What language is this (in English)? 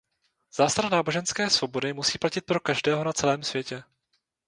Czech